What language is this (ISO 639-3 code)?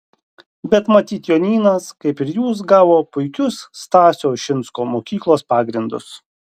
lit